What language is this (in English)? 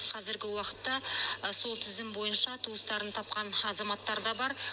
Kazakh